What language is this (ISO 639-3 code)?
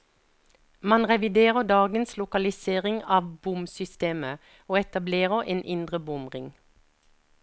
nor